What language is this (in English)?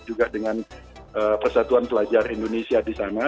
Indonesian